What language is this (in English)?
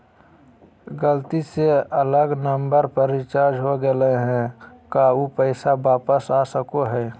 Magahi